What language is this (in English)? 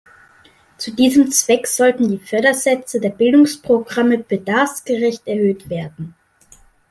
German